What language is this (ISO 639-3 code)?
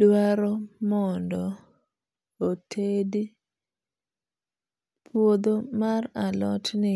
luo